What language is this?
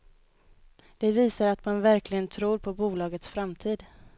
Swedish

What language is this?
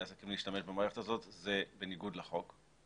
Hebrew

